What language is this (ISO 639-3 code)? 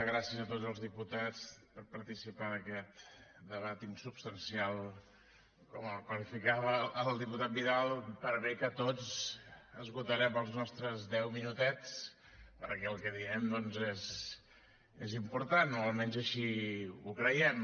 cat